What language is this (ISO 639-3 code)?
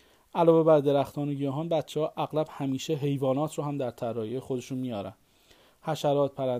fas